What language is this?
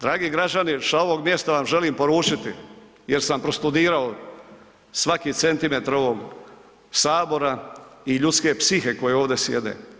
Croatian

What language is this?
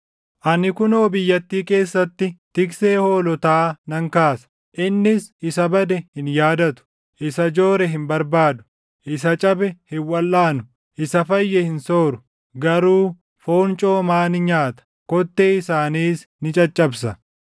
Oromo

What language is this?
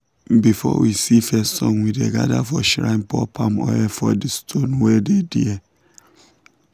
Nigerian Pidgin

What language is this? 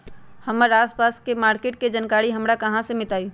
Magahi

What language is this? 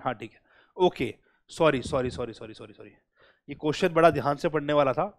Hindi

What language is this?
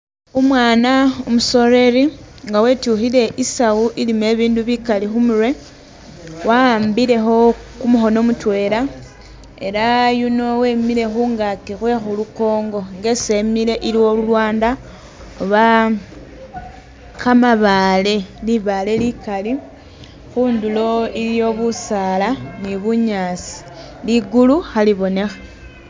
Masaaba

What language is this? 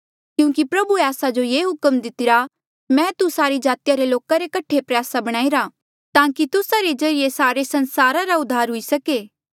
Mandeali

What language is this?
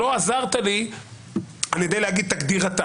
Hebrew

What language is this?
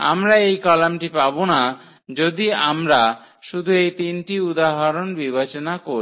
Bangla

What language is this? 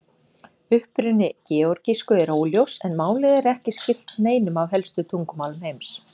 Icelandic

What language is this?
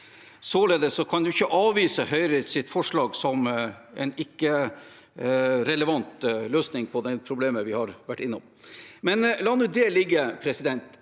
Norwegian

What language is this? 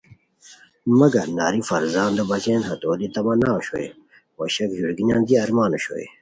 Khowar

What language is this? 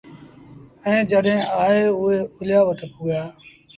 Sindhi Bhil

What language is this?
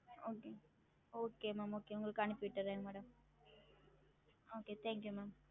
Tamil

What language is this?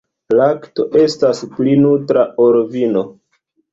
Esperanto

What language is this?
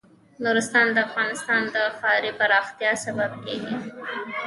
Pashto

